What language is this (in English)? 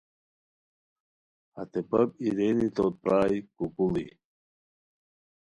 Khowar